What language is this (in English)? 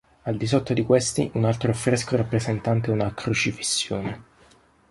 Italian